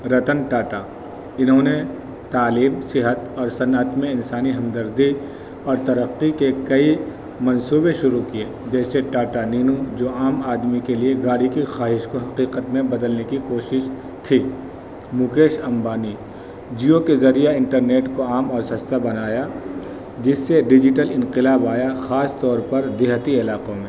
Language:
Urdu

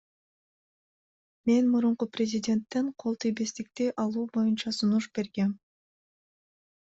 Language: Kyrgyz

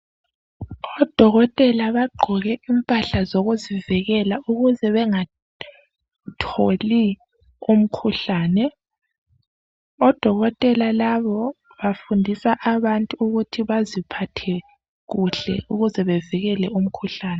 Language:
North Ndebele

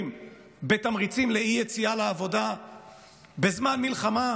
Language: Hebrew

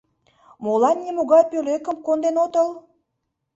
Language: Mari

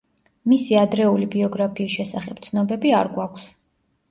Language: Georgian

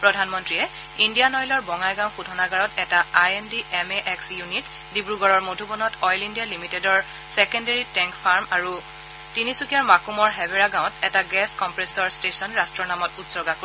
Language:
Assamese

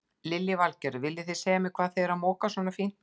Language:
Icelandic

